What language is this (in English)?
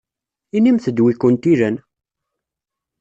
Kabyle